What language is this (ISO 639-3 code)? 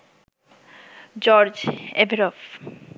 ben